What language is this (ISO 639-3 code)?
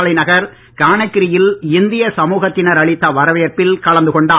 tam